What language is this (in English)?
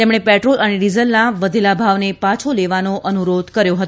Gujarati